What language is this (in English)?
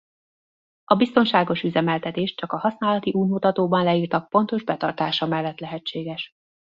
Hungarian